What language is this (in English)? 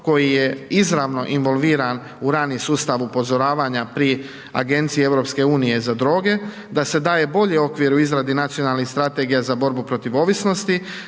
Croatian